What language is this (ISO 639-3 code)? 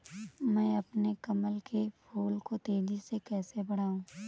hin